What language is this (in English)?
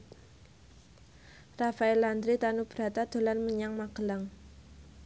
Javanese